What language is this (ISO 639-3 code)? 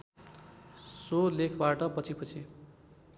nep